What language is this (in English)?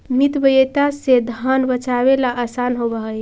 Magahi